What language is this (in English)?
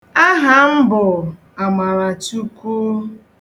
Igbo